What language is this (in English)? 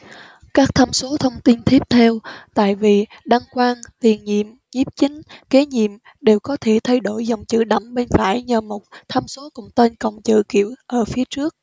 Vietnamese